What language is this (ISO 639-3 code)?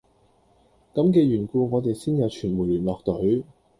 yue